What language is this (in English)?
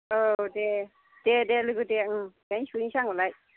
Bodo